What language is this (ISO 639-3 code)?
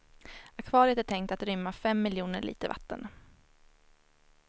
swe